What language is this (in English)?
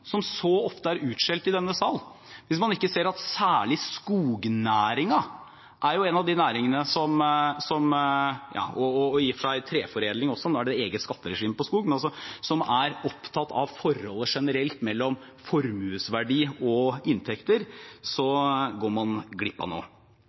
Norwegian Bokmål